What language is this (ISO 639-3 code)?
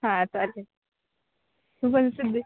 mar